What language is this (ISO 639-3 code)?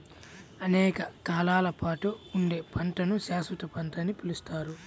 tel